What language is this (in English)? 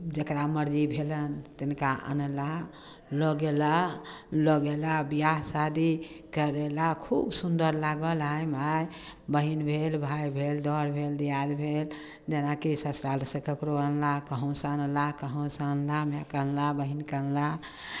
Maithili